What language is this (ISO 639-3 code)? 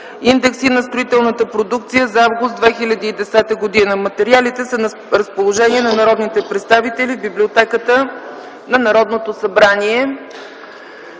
bul